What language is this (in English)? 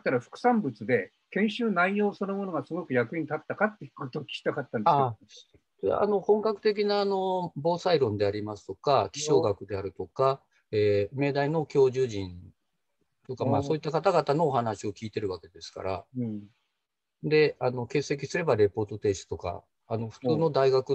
Japanese